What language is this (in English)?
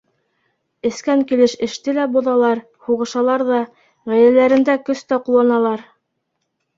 Bashkir